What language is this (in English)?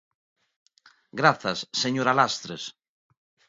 Galician